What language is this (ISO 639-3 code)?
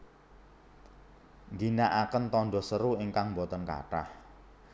jav